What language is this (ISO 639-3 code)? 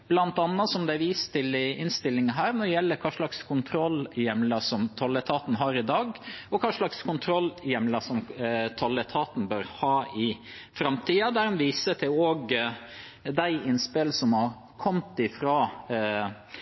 nob